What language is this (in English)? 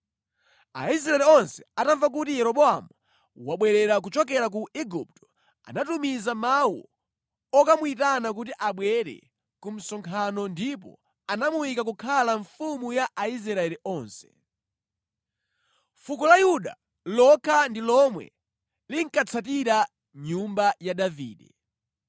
Nyanja